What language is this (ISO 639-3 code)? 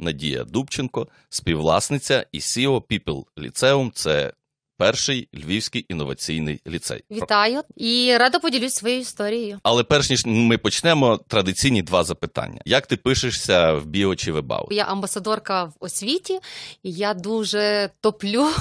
ukr